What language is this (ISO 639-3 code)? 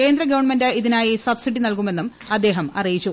mal